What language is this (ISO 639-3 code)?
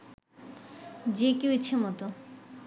ben